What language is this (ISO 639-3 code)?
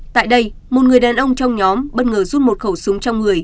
vie